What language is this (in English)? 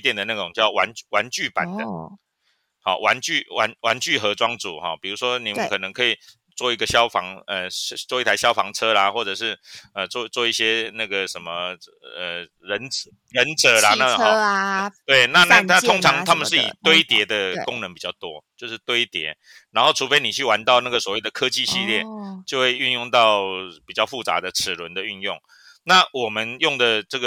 Chinese